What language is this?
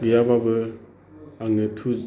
Bodo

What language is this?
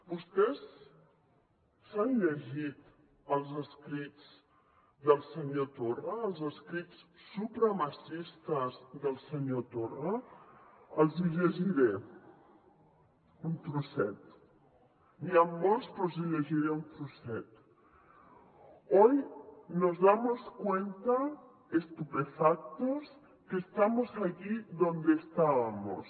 Catalan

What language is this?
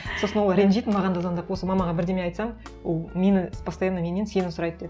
Kazakh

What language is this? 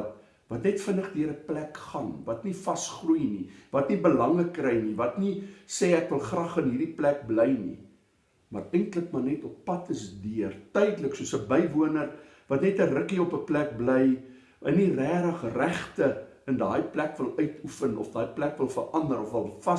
Dutch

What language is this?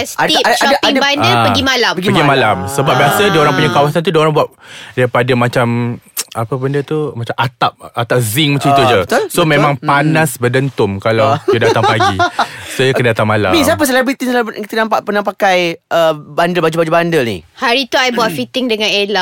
Malay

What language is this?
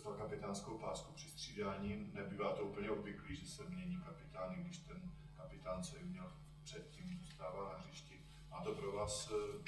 Czech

